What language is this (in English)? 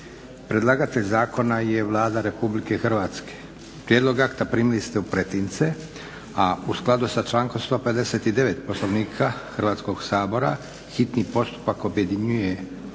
Croatian